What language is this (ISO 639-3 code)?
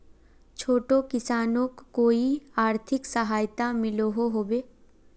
mag